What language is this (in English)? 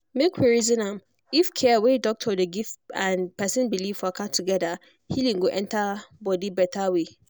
Nigerian Pidgin